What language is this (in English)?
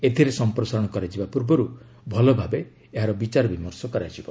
Odia